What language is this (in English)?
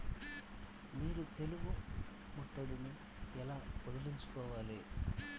Telugu